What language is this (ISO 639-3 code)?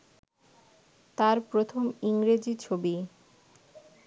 ben